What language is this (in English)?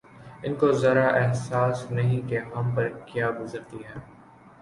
Urdu